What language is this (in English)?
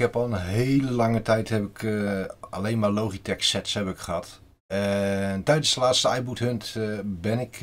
Dutch